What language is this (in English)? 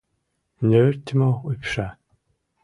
Mari